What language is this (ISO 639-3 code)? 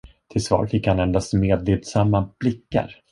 swe